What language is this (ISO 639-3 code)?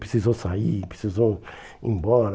por